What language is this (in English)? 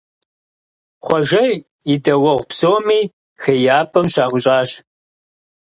Kabardian